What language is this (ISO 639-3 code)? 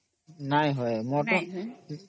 ori